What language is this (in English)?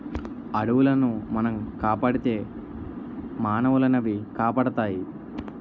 Telugu